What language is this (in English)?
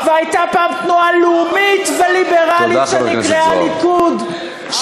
Hebrew